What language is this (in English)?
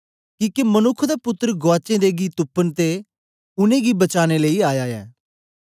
Dogri